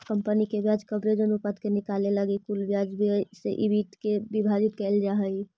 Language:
Magahi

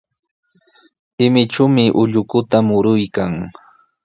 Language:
Sihuas Ancash Quechua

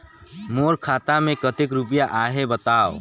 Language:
Chhattisgarhi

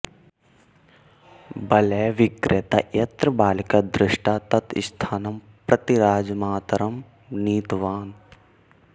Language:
Sanskrit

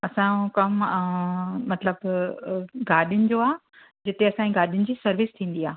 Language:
Sindhi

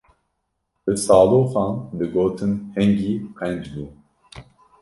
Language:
Kurdish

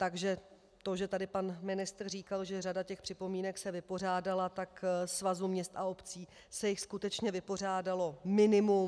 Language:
Czech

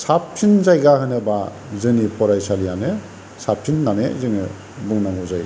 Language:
Bodo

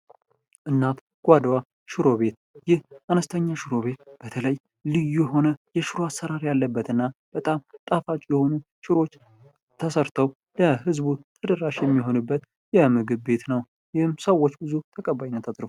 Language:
Amharic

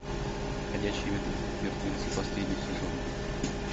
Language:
Russian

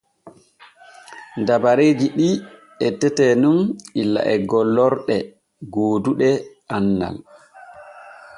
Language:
Borgu Fulfulde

